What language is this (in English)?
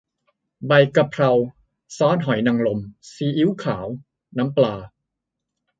Thai